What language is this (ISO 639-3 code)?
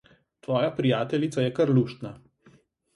slv